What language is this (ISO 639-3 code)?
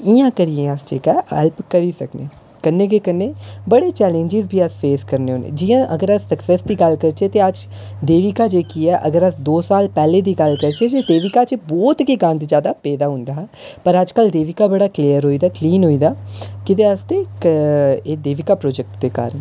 doi